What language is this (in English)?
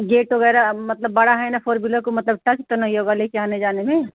Hindi